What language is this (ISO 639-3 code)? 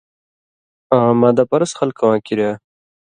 mvy